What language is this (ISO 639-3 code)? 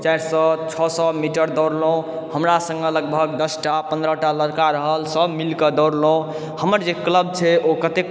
mai